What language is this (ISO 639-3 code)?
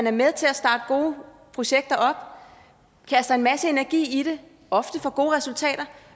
dan